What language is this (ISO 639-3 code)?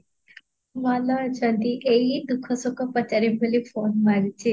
ori